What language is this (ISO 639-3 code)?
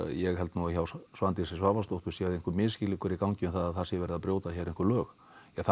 isl